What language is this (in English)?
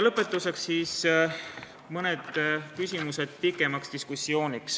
Estonian